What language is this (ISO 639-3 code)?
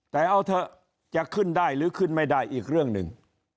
tha